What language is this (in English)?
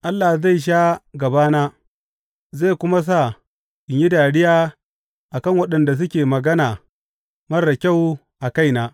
Hausa